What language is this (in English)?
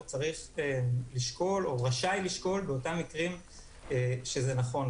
Hebrew